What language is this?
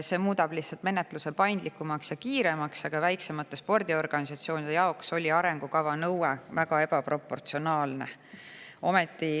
Estonian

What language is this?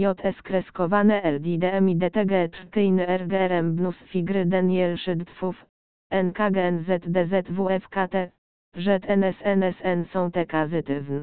Polish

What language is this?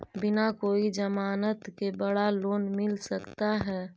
Magahi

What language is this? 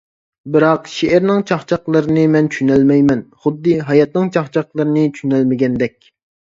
Uyghur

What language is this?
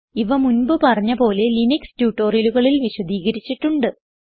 Malayalam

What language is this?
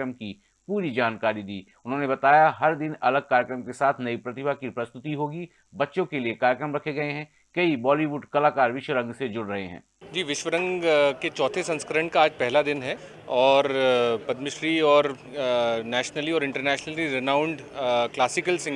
Hindi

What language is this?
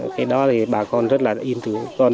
Vietnamese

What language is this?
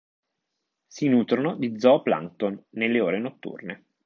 Italian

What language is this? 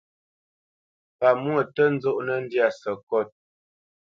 Bamenyam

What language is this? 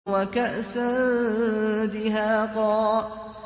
Arabic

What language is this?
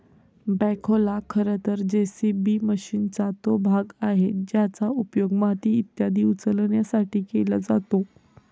Marathi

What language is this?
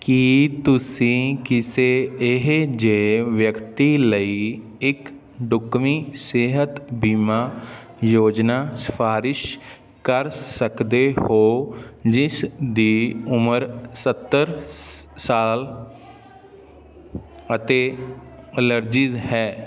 Punjabi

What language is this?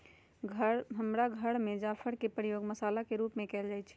Magahi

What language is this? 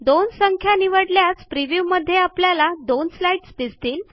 Marathi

